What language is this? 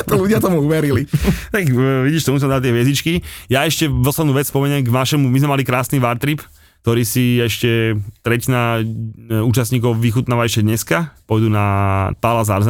Slovak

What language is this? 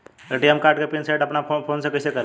Bhojpuri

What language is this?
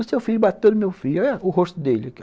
Portuguese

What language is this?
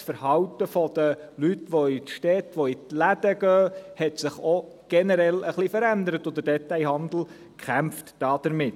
Swiss German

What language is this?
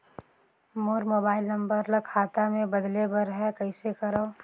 Chhattisgarhi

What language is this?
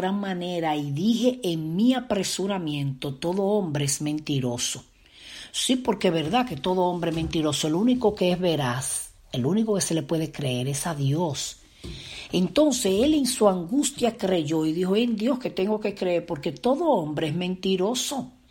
Spanish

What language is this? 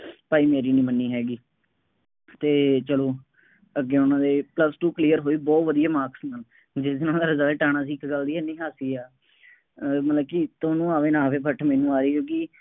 Punjabi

